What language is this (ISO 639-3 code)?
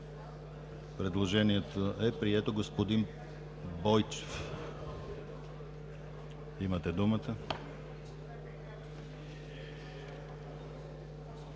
bul